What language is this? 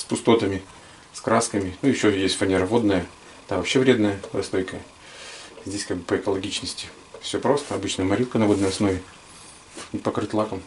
Russian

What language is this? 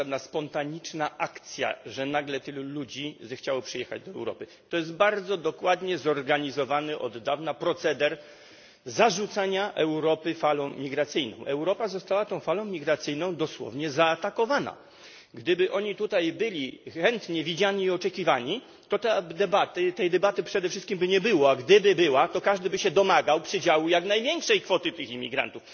Polish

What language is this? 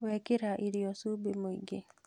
Kikuyu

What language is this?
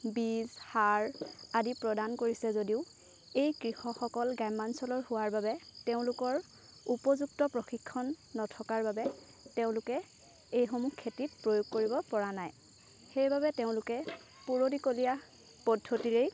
Assamese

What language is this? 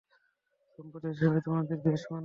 Bangla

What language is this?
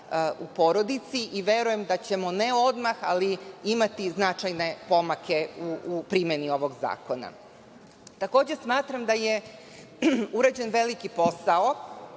Serbian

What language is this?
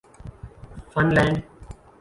Urdu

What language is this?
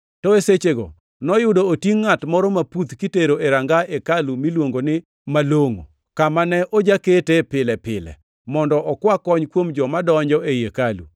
Luo (Kenya and Tanzania)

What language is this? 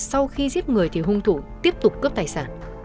Vietnamese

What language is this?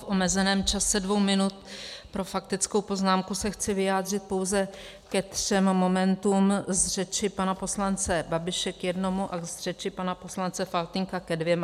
Czech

